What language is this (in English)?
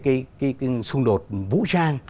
Vietnamese